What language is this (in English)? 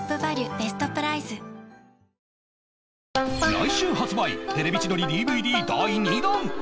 Japanese